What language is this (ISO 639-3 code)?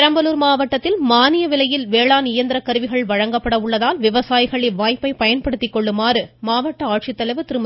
tam